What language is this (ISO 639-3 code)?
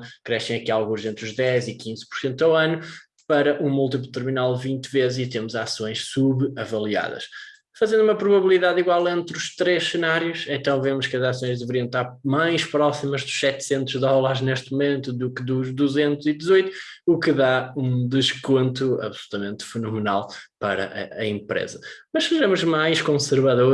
por